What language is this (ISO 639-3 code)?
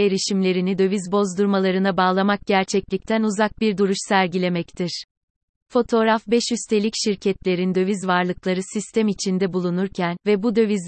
tur